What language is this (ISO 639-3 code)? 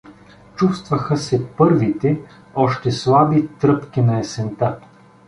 bul